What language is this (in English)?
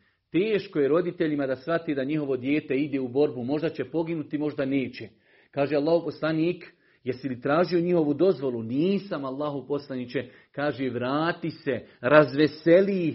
Croatian